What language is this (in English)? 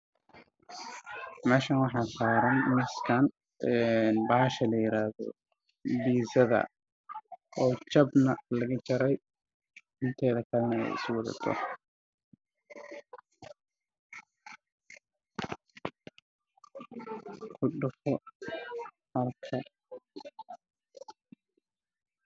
Somali